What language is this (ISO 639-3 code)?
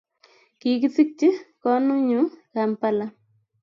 kln